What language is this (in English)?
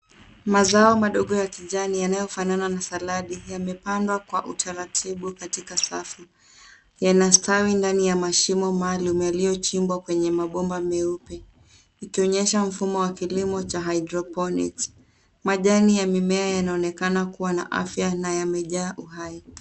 Swahili